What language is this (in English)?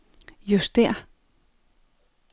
Danish